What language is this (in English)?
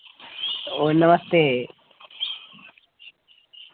Dogri